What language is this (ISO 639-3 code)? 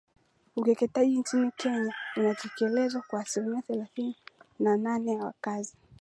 swa